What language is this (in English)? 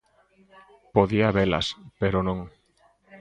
Galician